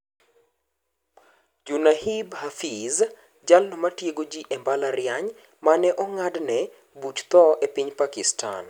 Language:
Luo (Kenya and Tanzania)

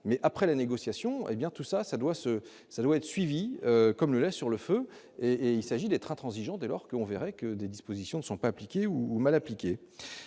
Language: French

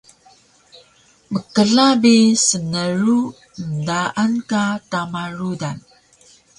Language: Taroko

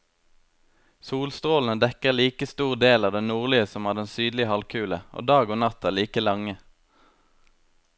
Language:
Norwegian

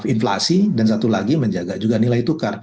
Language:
Indonesian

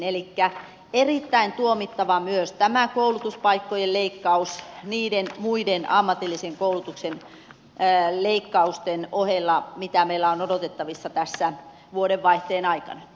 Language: Finnish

